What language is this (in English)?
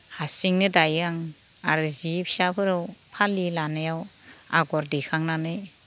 Bodo